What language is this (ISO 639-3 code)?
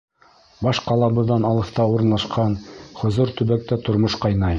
bak